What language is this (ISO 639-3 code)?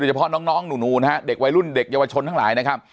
tha